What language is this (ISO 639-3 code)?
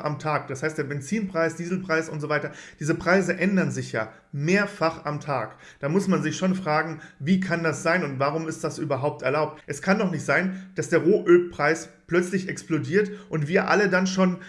deu